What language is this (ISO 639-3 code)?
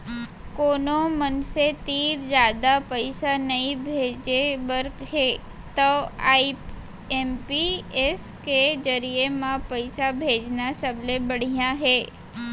hne